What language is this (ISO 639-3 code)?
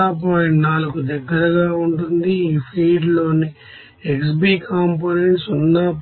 tel